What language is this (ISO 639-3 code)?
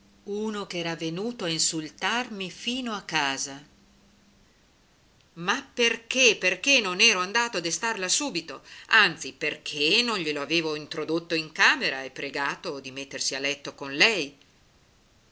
ita